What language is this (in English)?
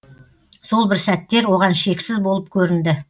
Kazakh